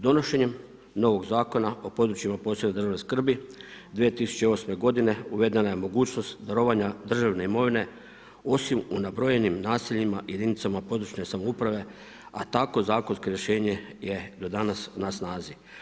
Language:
Croatian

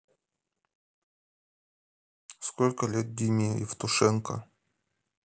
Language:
Russian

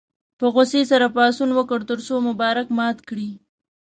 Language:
Pashto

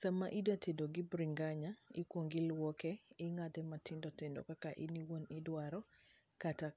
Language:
Luo (Kenya and Tanzania)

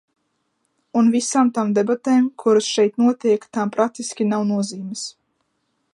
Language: Latvian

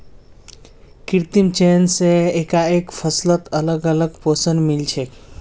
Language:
Magahi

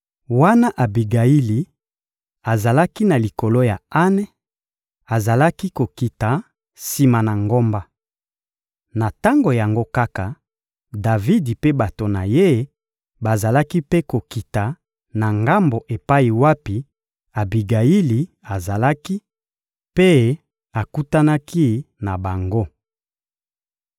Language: Lingala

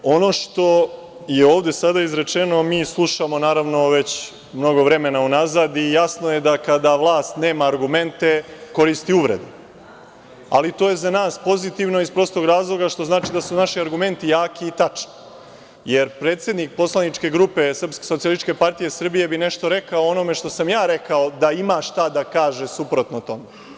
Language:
Serbian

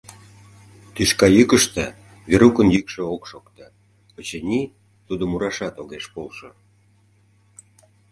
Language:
Mari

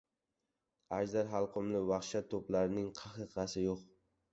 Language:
Uzbek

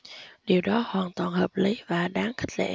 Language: Vietnamese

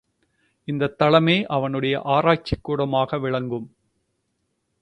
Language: Tamil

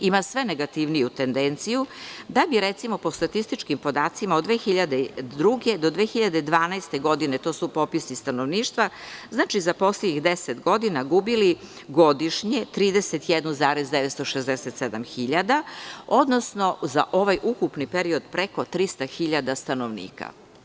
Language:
Serbian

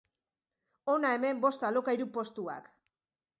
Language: Basque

